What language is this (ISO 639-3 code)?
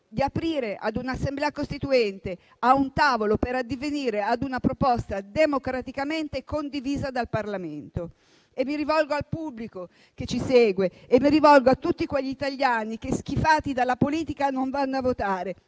ita